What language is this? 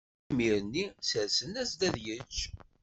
Kabyle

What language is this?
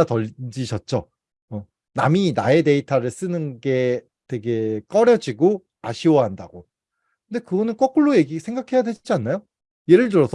Korean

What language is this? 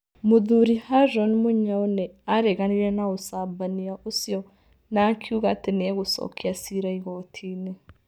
Kikuyu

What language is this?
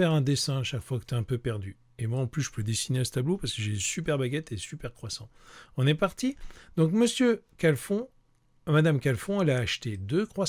French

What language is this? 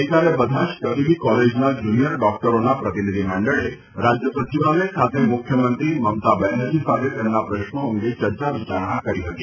Gujarati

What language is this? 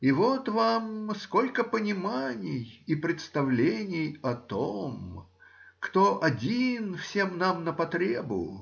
Russian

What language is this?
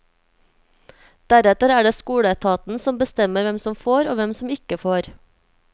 Norwegian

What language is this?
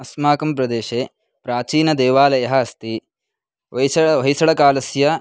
Sanskrit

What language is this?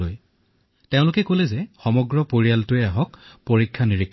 Assamese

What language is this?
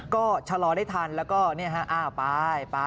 Thai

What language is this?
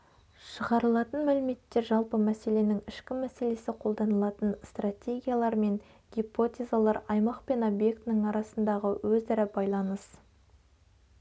Kazakh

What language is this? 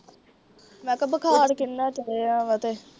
Punjabi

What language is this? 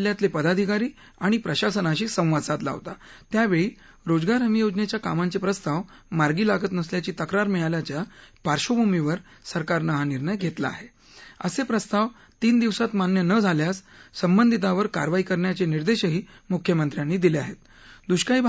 Marathi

